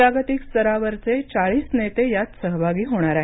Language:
Marathi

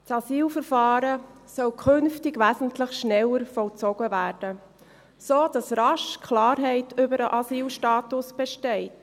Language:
Swiss German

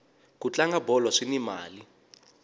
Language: Tsonga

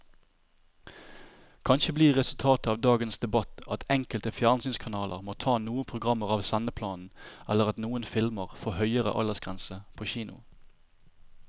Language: Norwegian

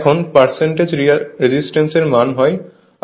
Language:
Bangla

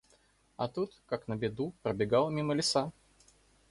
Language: Russian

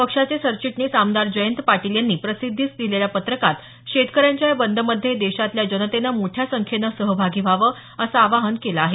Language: Marathi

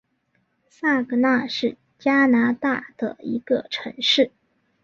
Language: Chinese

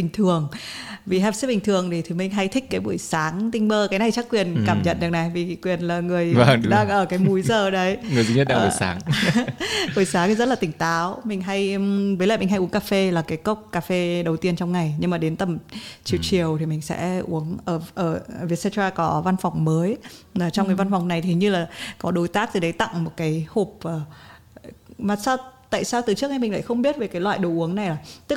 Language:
Vietnamese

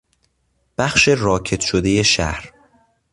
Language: Persian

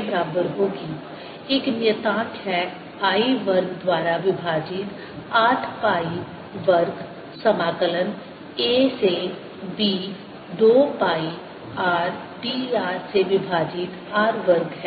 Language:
Hindi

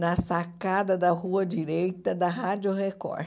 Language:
Portuguese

